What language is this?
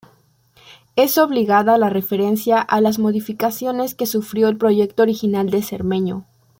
Spanish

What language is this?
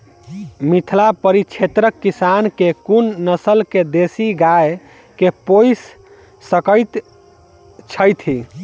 Maithili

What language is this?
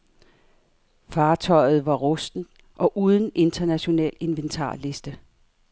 Danish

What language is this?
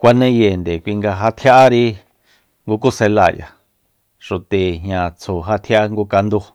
Soyaltepec Mazatec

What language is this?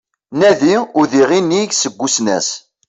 Kabyle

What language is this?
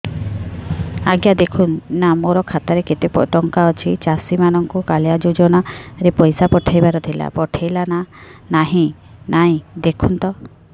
Odia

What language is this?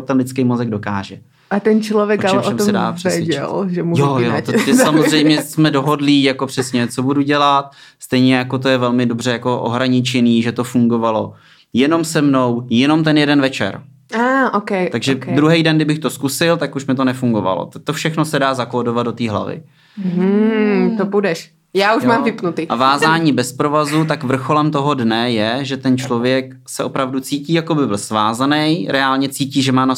Czech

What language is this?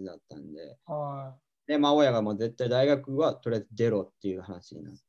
Japanese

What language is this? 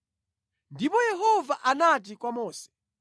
Nyanja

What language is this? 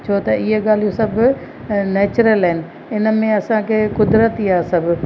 Sindhi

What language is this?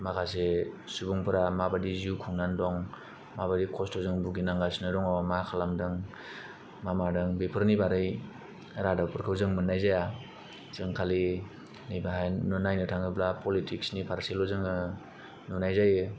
Bodo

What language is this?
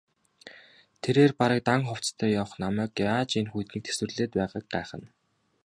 Mongolian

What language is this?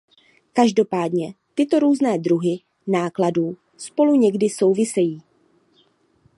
Czech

